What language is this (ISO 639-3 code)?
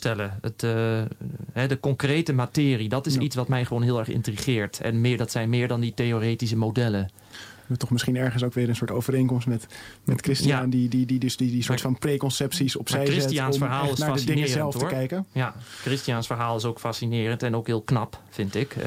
nld